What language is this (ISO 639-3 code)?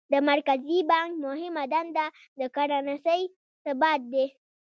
pus